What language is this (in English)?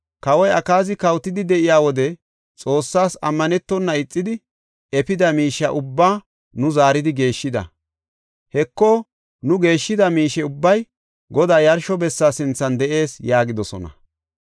Gofa